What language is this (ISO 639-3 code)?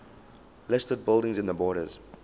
eng